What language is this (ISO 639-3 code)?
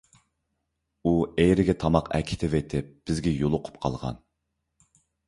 uig